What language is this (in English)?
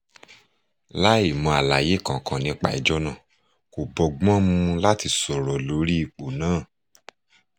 Yoruba